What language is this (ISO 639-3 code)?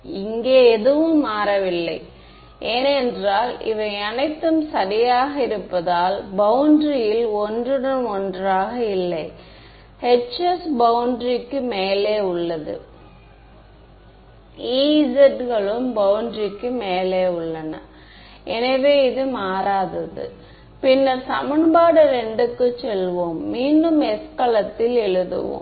tam